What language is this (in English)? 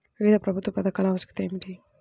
Telugu